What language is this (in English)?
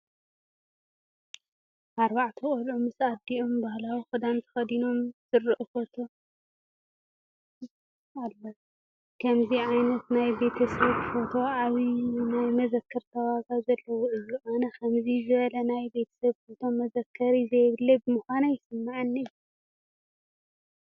Tigrinya